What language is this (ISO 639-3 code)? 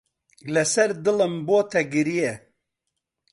ckb